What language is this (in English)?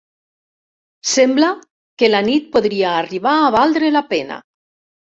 Catalan